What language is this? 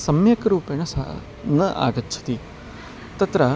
Sanskrit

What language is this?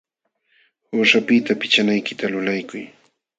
Jauja Wanca Quechua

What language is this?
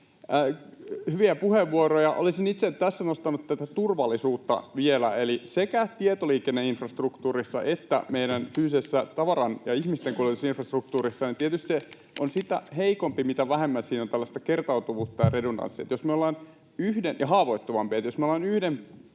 Finnish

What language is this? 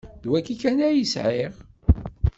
Kabyle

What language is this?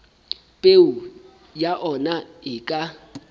Southern Sotho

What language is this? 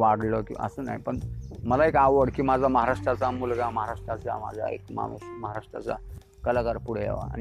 Hindi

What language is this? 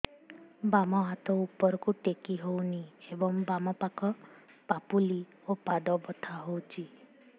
Odia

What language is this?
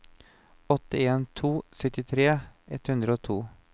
Norwegian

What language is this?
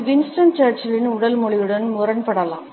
Tamil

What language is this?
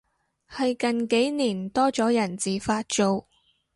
Cantonese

